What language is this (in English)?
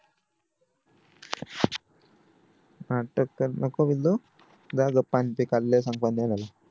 Marathi